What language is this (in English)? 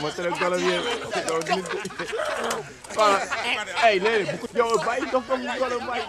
Romanian